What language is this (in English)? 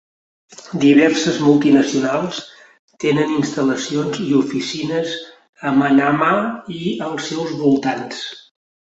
Catalan